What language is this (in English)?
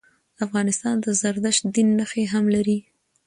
Pashto